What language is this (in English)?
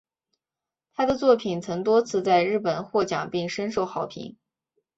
Chinese